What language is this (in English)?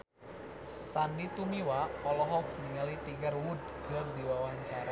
Sundanese